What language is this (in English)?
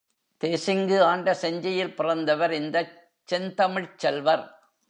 Tamil